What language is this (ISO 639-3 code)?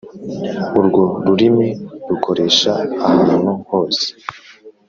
kin